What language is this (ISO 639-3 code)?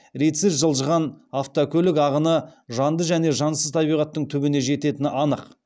kaz